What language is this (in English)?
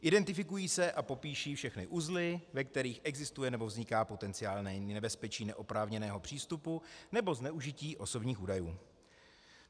Czech